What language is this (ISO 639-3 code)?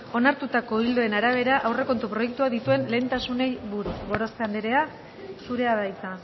eus